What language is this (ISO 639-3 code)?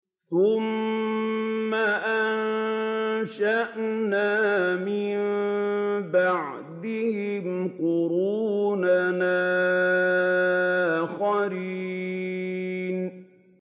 ara